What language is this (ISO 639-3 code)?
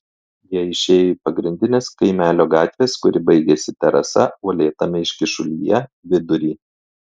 lit